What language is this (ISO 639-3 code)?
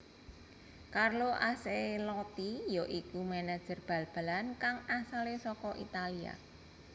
jav